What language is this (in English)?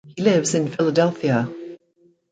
English